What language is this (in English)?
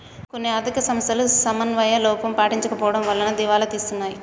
Telugu